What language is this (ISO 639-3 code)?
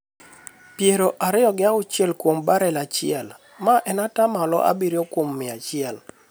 luo